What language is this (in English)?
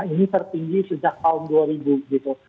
Indonesian